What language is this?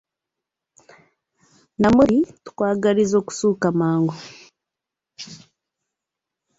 Ganda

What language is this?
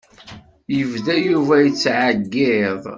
Kabyle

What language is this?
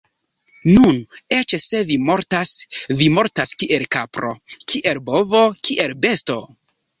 Esperanto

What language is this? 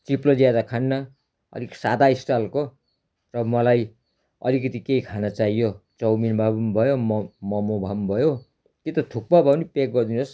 Nepali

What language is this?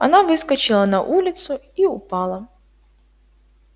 Russian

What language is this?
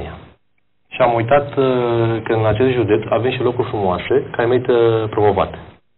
Romanian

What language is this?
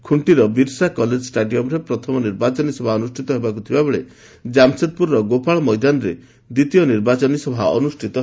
Odia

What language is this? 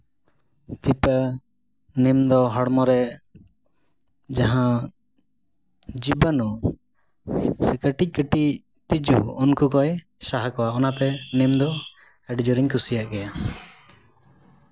Santali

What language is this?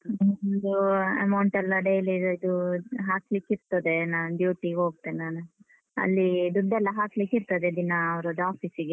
Kannada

